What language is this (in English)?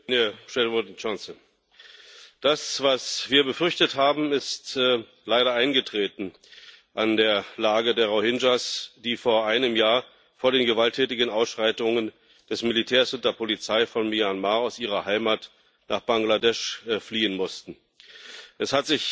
German